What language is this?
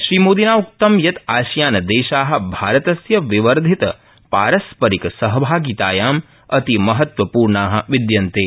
Sanskrit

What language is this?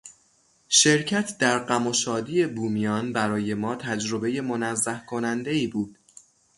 Persian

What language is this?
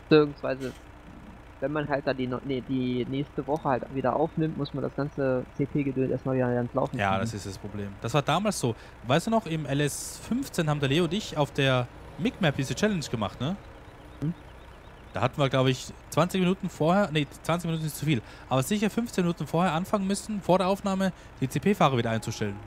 German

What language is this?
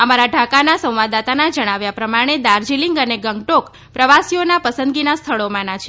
Gujarati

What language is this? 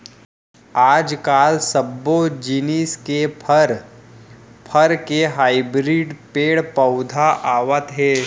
Chhattisgarhi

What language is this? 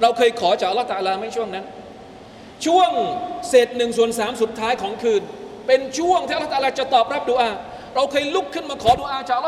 Thai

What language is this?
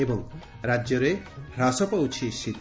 Odia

